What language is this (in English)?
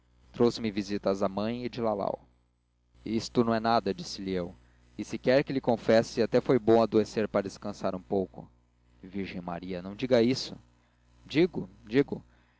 Portuguese